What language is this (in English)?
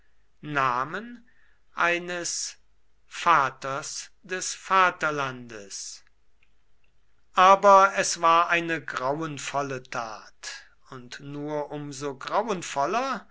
German